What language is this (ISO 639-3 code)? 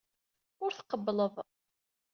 kab